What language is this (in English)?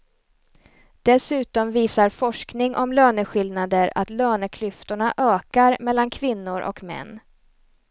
Swedish